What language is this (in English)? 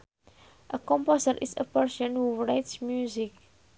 Sundanese